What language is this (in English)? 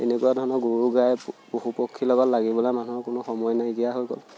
Assamese